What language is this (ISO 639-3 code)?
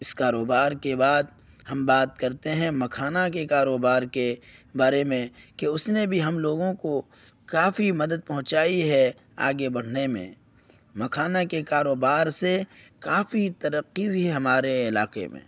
urd